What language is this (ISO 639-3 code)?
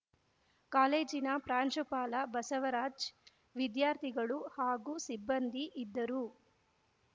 kan